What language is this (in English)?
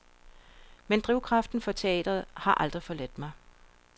Danish